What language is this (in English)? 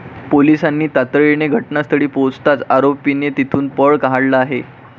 Marathi